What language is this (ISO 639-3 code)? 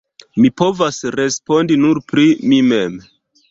epo